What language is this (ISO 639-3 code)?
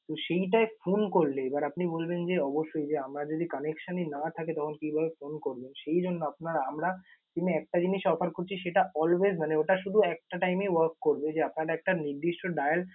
ben